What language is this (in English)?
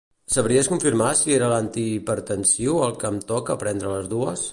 Catalan